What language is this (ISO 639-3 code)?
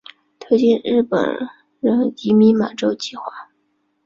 zho